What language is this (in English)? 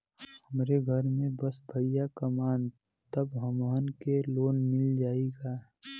Bhojpuri